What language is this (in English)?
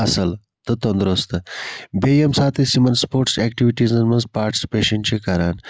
Kashmiri